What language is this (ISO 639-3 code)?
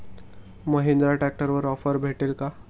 mar